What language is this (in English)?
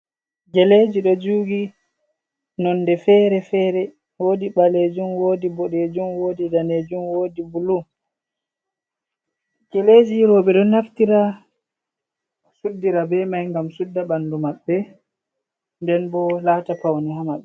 Fula